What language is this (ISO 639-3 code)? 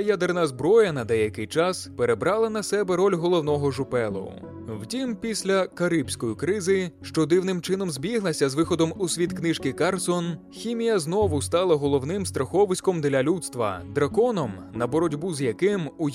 ukr